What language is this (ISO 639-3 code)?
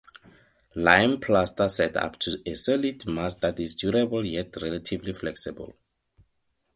eng